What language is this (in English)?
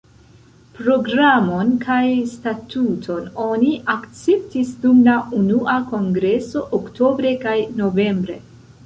Esperanto